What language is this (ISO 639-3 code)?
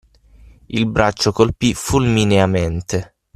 ita